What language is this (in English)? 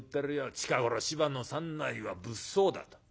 Japanese